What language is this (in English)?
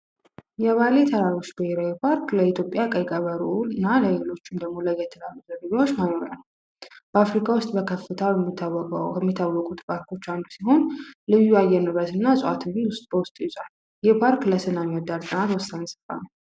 Amharic